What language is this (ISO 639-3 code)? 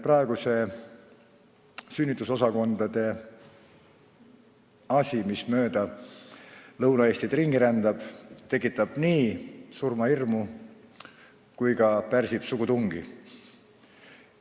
est